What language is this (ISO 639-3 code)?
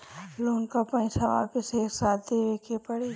bho